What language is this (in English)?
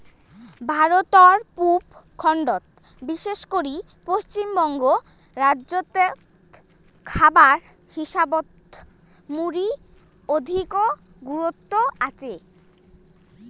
Bangla